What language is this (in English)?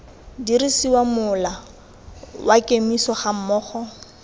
Tswana